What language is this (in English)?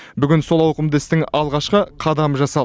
Kazakh